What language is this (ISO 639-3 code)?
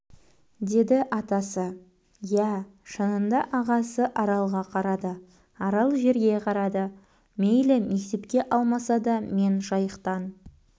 kaz